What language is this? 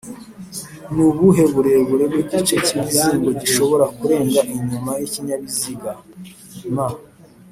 Kinyarwanda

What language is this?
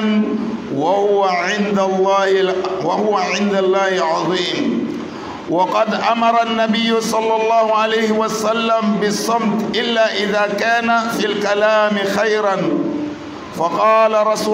Arabic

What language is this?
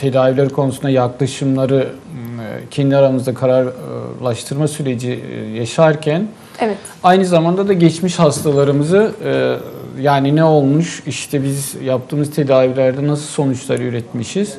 Turkish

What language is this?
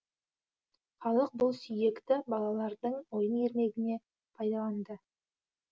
Kazakh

